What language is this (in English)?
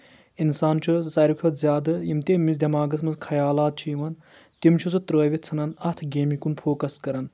Kashmiri